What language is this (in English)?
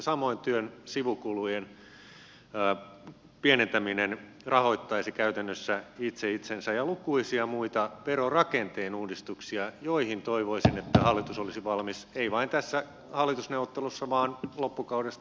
Finnish